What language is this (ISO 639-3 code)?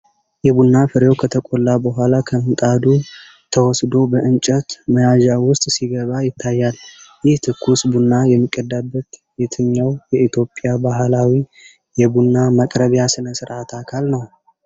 amh